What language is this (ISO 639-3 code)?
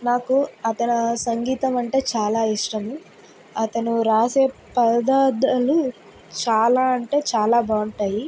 tel